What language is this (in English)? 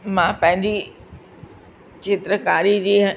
Sindhi